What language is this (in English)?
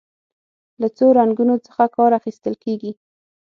Pashto